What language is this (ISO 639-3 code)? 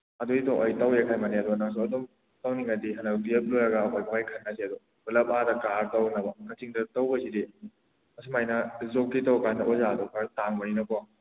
mni